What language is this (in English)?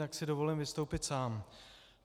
Czech